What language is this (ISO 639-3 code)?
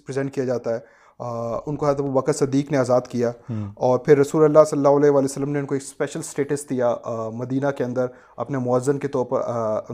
urd